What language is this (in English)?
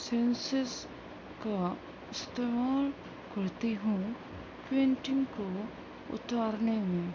Urdu